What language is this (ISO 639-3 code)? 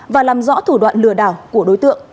vie